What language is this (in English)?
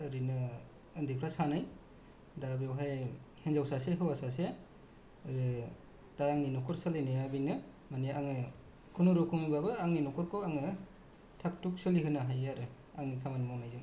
Bodo